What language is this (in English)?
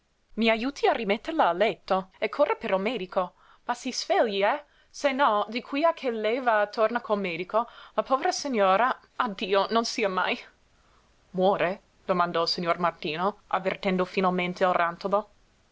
Italian